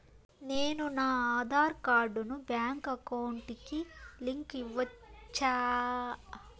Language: Telugu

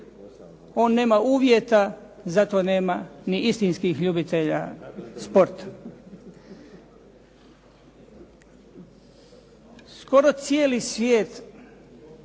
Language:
Croatian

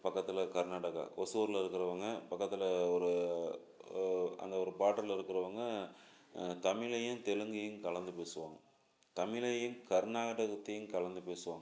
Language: Tamil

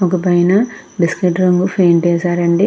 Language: Telugu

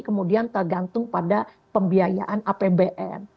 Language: Indonesian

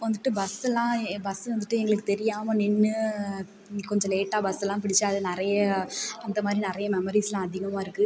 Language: Tamil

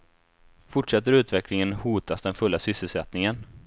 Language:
Swedish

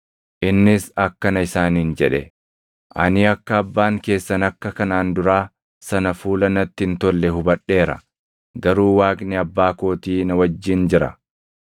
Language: Oromo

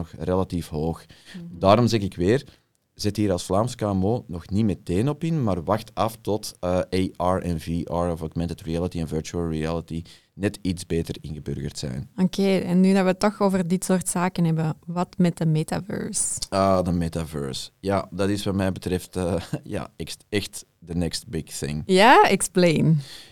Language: Dutch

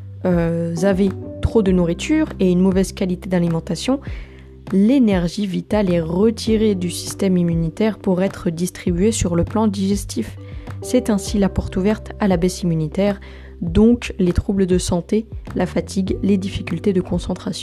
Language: French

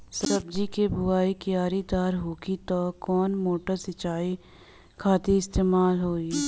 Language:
Bhojpuri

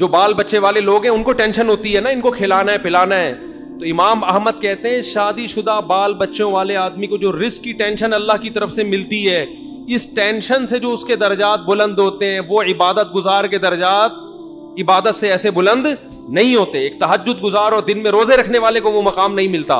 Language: Urdu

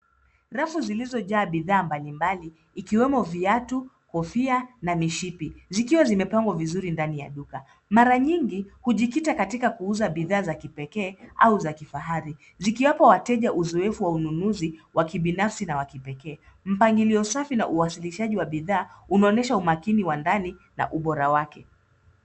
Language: Swahili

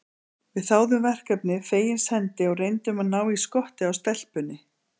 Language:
Icelandic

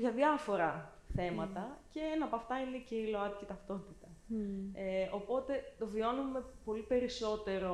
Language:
Greek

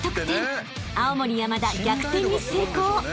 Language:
Japanese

